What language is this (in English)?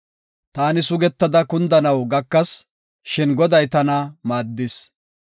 Gofa